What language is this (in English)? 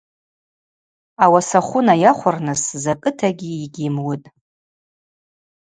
Abaza